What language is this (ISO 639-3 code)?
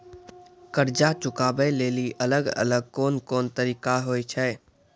mai